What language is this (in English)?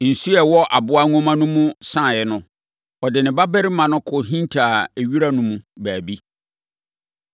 Akan